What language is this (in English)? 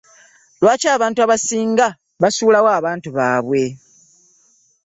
Ganda